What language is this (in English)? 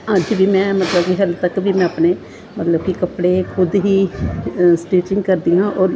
Punjabi